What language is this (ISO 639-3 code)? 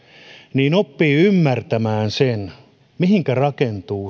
fin